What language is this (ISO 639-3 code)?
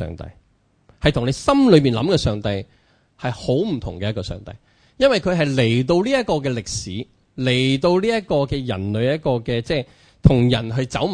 zho